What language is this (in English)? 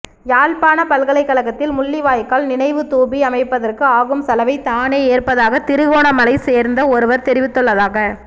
Tamil